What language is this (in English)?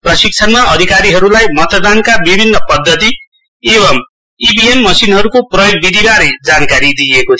Nepali